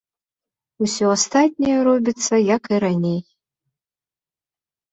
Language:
Belarusian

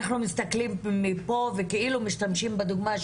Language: Hebrew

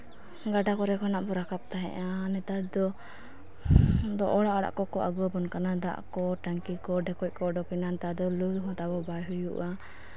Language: Santali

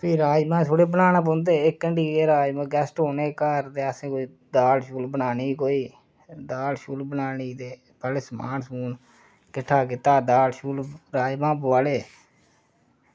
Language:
Dogri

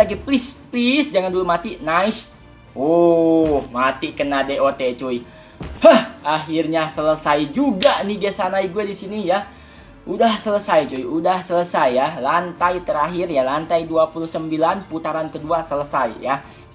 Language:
Indonesian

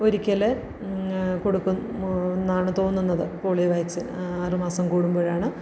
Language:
Malayalam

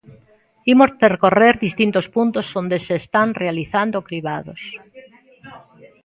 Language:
Galician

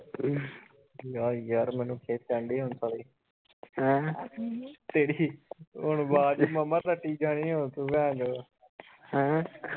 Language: Punjabi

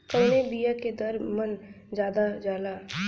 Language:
Bhojpuri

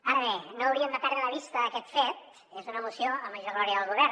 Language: Catalan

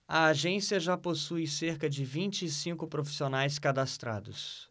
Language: Portuguese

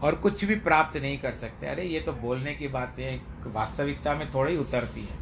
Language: Hindi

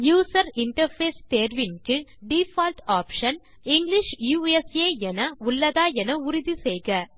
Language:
Tamil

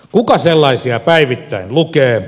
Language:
Finnish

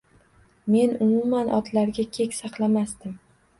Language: Uzbek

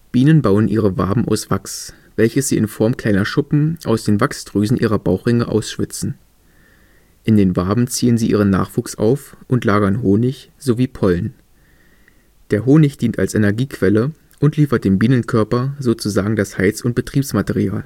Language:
German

